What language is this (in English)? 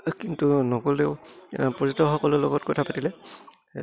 Assamese